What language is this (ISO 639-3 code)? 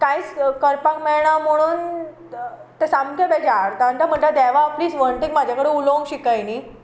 kok